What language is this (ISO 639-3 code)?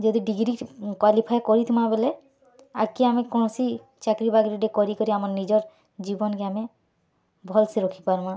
ori